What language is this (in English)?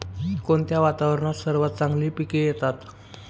Marathi